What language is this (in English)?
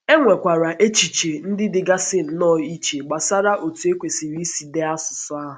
Igbo